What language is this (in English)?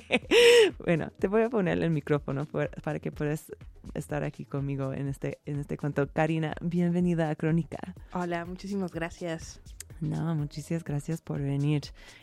Spanish